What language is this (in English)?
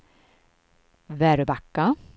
Swedish